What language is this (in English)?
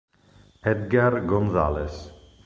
Italian